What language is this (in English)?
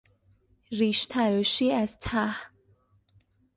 Persian